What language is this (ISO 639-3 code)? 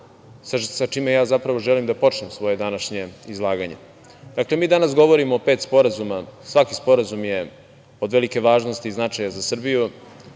srp